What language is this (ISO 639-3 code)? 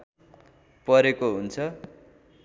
nep